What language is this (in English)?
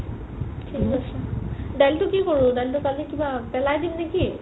Assamese